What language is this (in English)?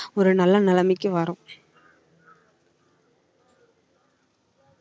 Tamil